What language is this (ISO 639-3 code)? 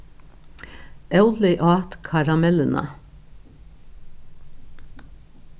fao